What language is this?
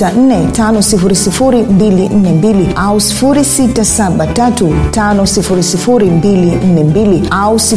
Swahili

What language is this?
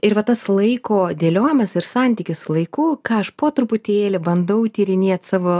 Lithuanian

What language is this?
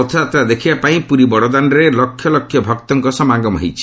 Odia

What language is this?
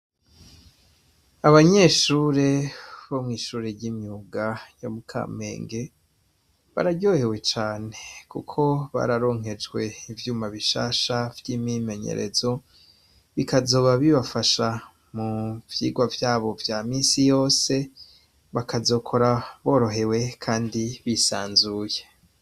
Rundi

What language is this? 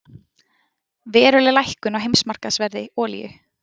Icelandic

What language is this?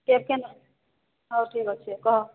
Odia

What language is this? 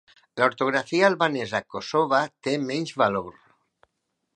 Catalan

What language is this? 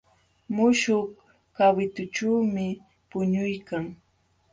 Jauja Wanca Quechua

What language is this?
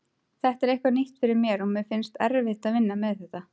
Icelandic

